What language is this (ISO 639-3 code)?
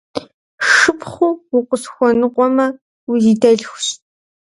kbd